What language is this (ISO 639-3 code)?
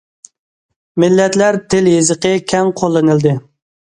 uig